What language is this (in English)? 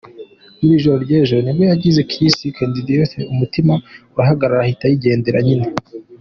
Kinyarwanda